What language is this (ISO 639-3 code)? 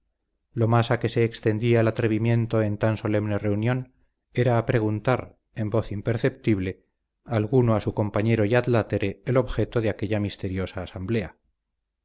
spa